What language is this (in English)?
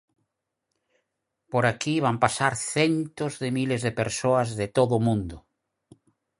Galician